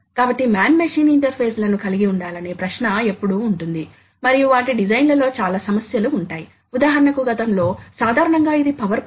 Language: Telugu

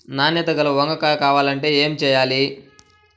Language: Telugu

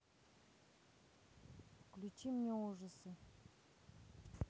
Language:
Russian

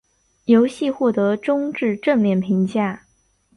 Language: Chinese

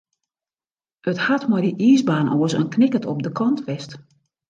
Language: Western Frisian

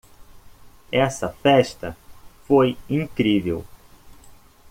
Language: Portuguese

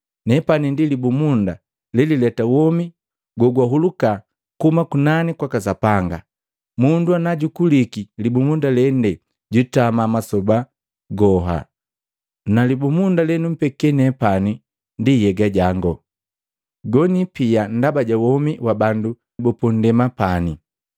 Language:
Matengo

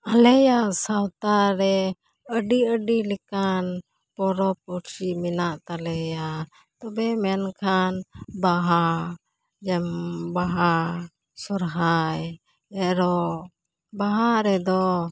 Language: Santali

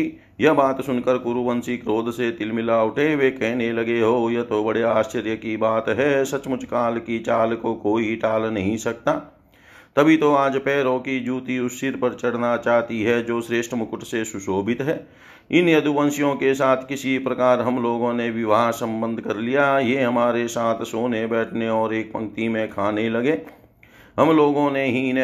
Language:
Hindi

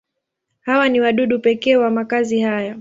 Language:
Swahili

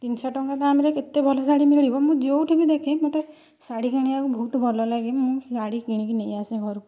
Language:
Odia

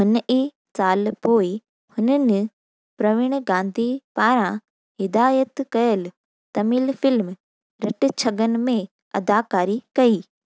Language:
Sindhi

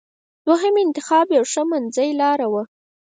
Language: Pashto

